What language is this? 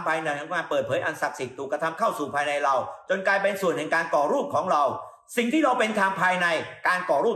Thai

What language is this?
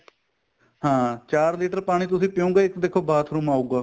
Punjabi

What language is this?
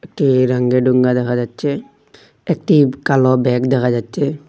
Bangla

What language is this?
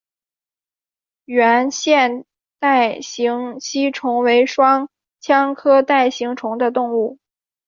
Chinese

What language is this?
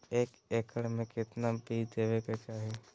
Magahi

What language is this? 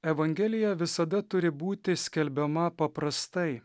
Lithuanian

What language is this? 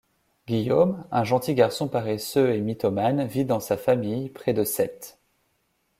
French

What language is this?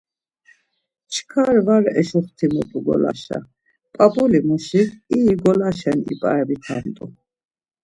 Laz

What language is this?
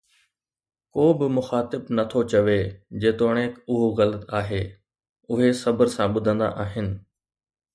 Sindhi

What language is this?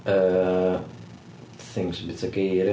Welsh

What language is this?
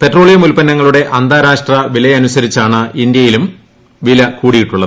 Malayalam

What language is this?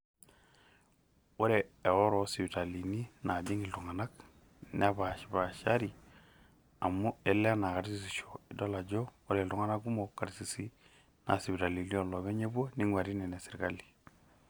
Masai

